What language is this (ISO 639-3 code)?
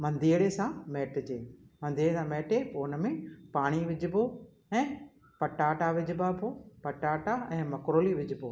snd